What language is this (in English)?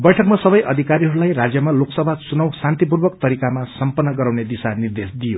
Nepali